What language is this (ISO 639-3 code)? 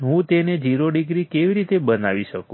guj